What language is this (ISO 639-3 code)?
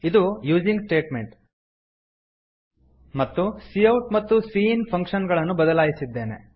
kan